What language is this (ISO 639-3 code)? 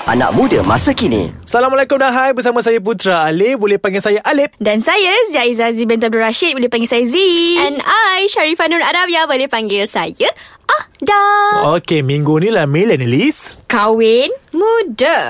msa